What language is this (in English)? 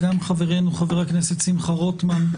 Hebrew